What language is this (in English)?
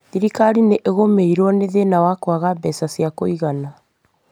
Kikuyu